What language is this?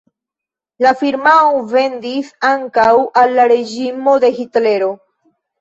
Esperanto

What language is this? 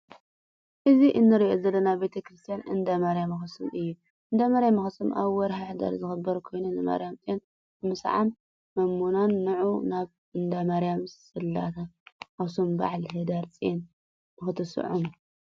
Tigrinya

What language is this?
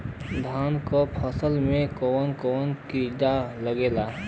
Bhojpuri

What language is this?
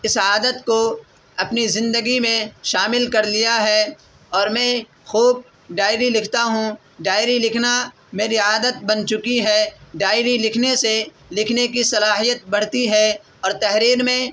Urdu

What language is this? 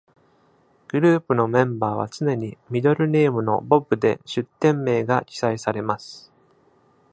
Japanese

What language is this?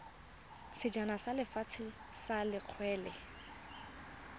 Tswana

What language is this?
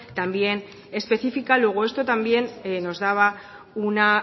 Spanish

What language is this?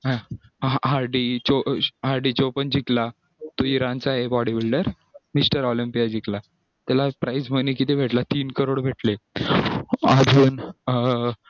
Marathi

